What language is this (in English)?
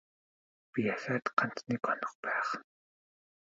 Mongolian